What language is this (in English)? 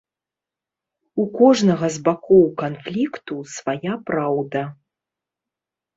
Belarusian